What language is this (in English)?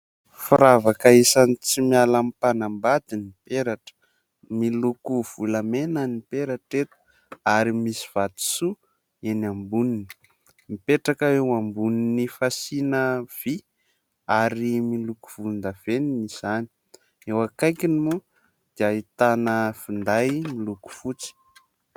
Malagasy